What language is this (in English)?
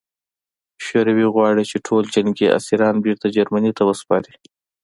Pashto